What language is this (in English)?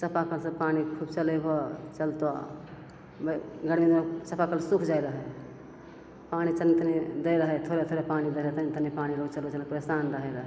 Maithili